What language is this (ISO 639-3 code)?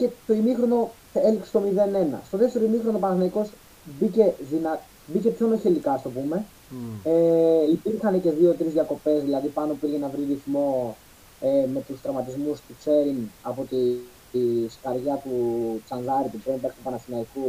ell